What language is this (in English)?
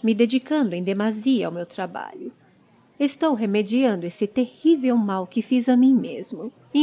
Portuguese